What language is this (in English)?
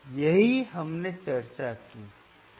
Hindi